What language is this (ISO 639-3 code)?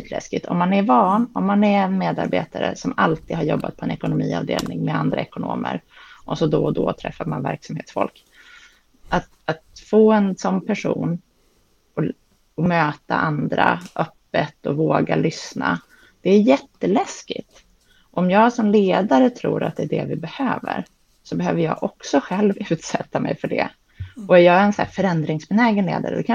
swe